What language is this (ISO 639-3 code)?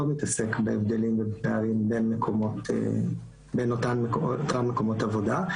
heb